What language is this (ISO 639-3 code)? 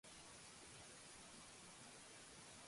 kat